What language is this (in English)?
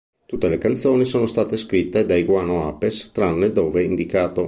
Italian